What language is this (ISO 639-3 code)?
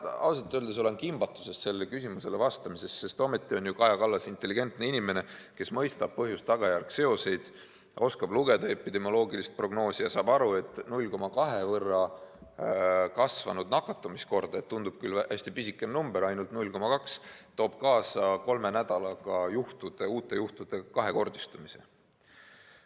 est